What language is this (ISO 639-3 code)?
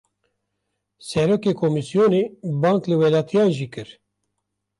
kur